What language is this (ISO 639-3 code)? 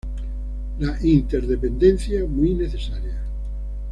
spa